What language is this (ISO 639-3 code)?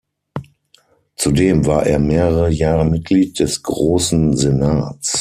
deu